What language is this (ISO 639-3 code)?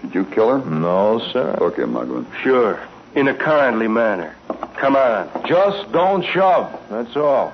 eng